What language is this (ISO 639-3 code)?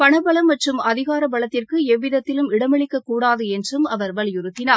tam